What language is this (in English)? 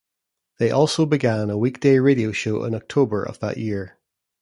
English